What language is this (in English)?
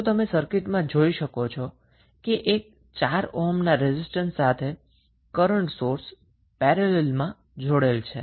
Gujarati